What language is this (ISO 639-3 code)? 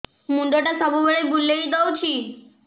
ori